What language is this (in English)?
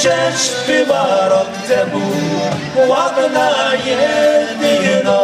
Ukrainian